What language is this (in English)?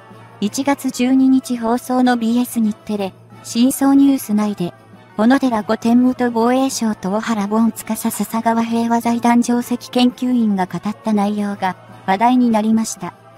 Japanese